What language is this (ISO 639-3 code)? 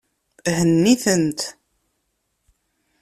kab